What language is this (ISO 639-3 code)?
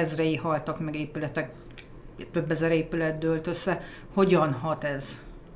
hun